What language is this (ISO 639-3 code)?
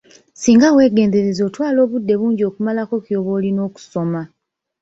lug